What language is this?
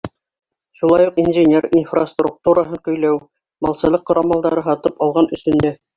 Bashkir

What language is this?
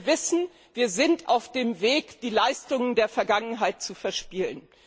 German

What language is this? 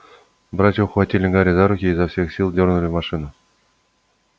Russian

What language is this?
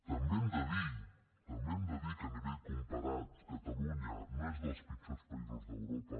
Catalan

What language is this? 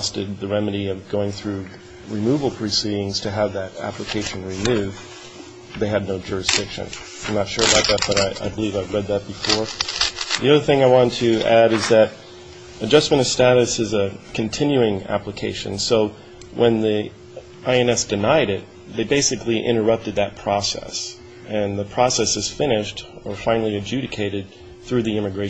English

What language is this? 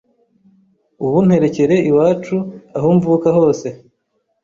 Kinyarwanda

